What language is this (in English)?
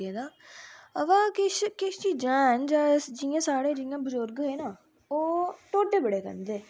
Dogri